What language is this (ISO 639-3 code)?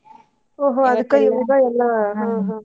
kan